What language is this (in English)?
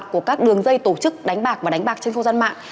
Vietnamese